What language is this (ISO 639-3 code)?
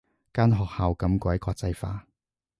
yue